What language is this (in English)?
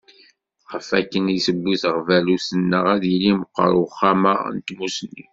Kabyle